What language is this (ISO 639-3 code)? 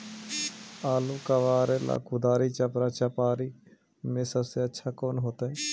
mag